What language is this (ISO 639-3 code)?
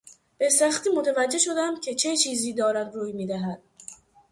fas